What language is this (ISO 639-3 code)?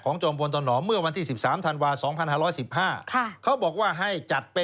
tha